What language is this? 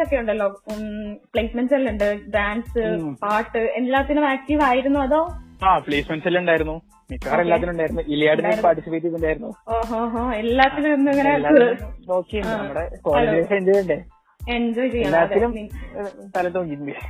Malayalam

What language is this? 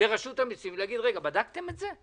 Hebrew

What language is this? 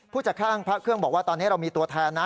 Thai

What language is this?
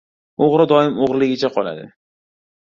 Uzbek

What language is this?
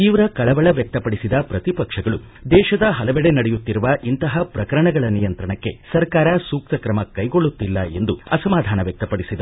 Kannada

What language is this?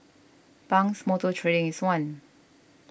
English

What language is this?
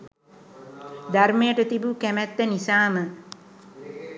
Sinhala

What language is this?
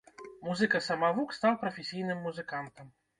Belarusian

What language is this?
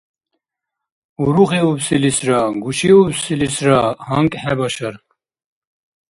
Dargwa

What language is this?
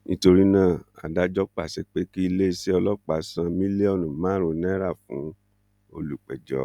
Yoruba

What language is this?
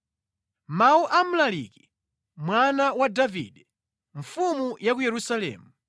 Nyanja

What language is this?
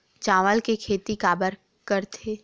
Chhattisgarhi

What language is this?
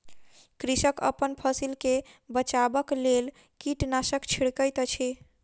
Maithili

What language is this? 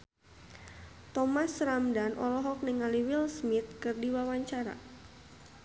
Sundanese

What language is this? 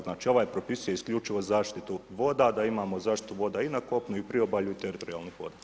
Croatian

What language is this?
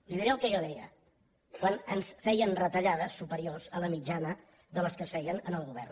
Catalan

